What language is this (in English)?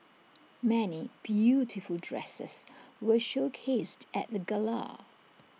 English